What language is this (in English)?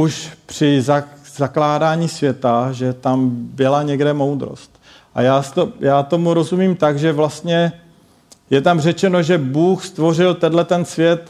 Czech